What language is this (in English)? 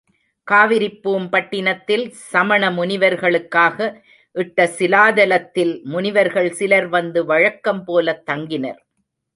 Tamil